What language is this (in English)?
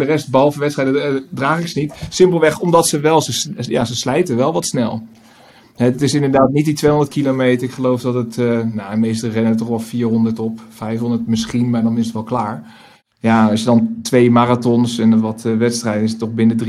Dutch